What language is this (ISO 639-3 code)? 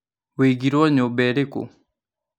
kik